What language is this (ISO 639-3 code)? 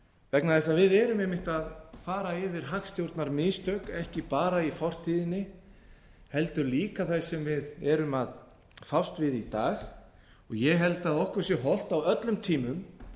isl